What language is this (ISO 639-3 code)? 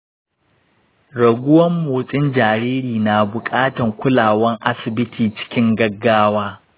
hau